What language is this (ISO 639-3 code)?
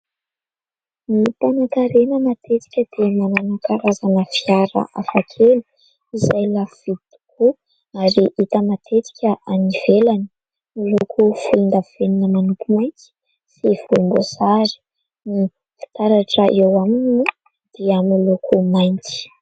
mlg